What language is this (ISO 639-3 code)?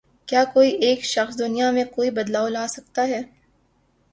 urd